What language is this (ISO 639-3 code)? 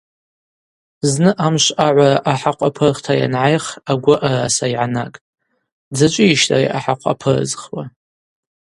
abq